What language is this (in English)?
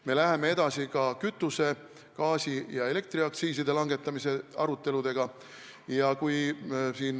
Estonian